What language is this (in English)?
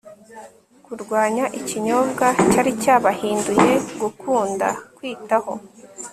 Kinyarwanda